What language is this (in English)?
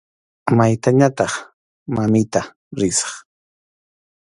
Arequipa-La Unión Quechua